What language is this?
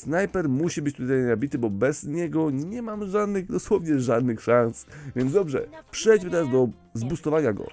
Polish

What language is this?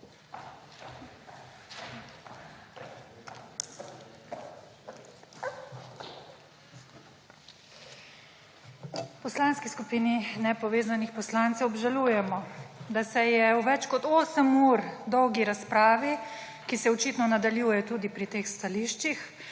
Slovenian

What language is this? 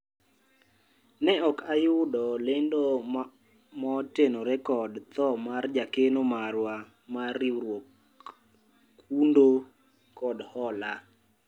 Luo (Kenya and Tanzania)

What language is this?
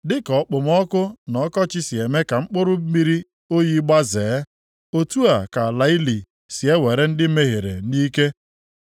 Igbo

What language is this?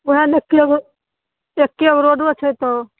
Maithili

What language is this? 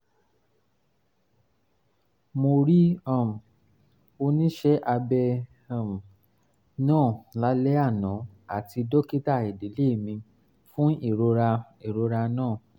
Yoruba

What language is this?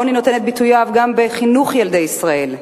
Hebrew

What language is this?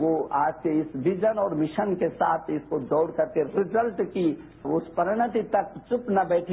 Hindi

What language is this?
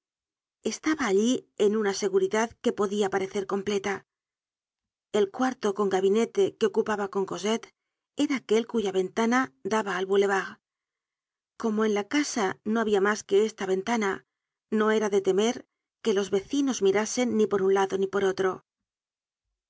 Spanish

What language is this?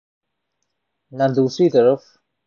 Urdu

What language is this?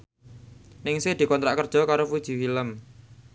Javanese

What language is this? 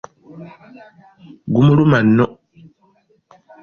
Ganda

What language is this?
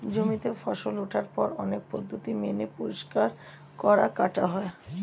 Bangla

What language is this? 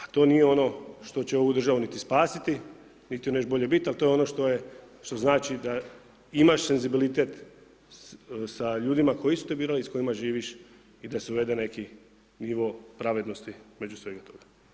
Croatian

